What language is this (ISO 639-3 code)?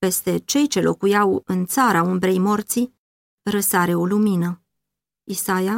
ron